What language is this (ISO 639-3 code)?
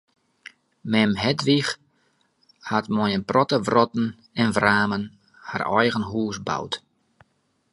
fry